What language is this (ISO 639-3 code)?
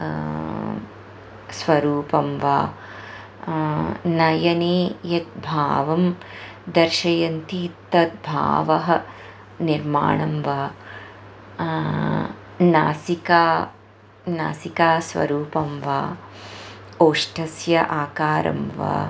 san